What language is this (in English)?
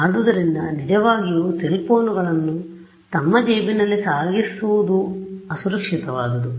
Kannada